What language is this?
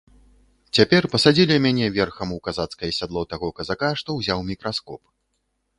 Belarusian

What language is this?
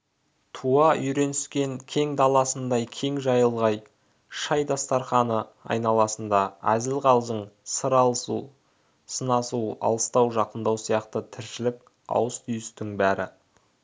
Kazakh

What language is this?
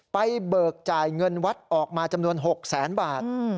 Thai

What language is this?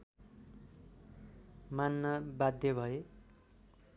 Nepali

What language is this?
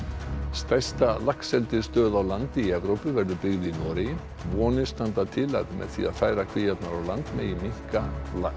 Icelandic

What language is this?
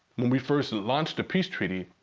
English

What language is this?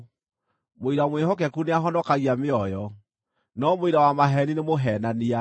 Kikuyu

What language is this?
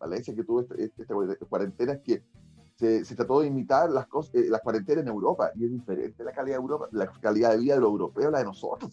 Spanish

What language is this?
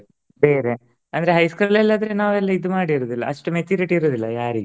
Kannada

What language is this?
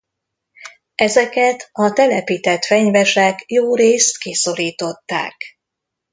Hungarian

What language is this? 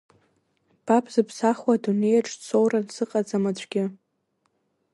Abkhazian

